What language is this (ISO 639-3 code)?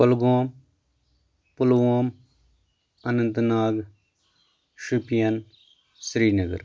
kas